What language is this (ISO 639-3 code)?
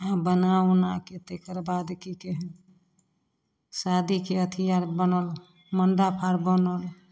mai